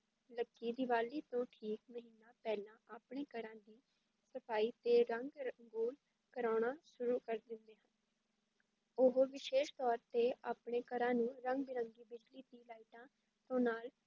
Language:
Punjabi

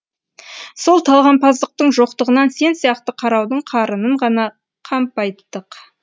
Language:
Kazakh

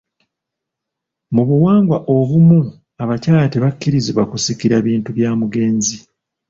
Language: Ganda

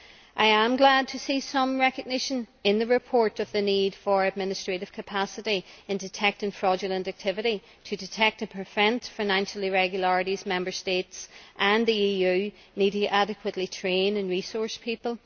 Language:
English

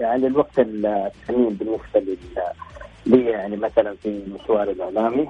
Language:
Arabic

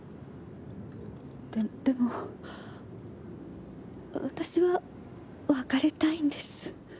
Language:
Japanese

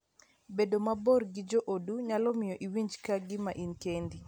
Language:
Luo (Kenya and Tanzania)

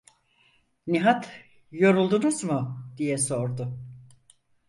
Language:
Turkish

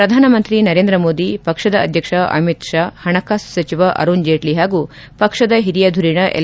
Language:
Kannada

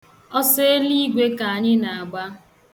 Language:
Igbo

